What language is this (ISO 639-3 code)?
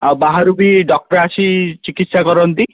ori